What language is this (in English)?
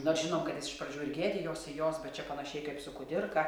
Lithuanian